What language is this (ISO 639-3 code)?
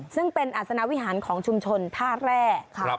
tha